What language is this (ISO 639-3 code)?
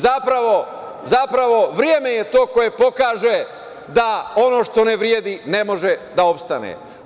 srp